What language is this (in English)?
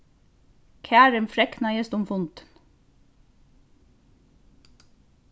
Faroese